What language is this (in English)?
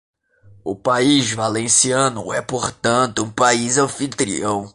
Portuguese